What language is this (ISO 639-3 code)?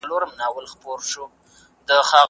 pus